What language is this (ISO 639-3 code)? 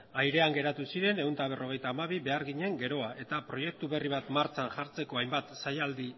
eus